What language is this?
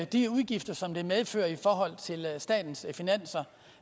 Danish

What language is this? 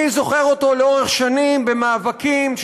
Hebrew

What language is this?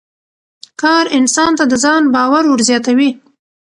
Pashto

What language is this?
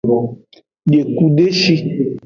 Aja (Benin)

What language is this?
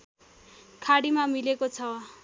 Nepali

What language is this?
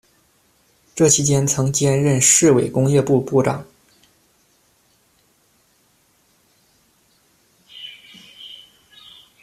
Chinese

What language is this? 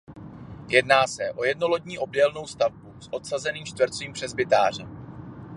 Czech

